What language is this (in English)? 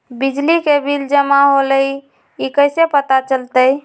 Magahi